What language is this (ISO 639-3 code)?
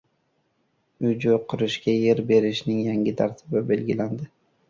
uzb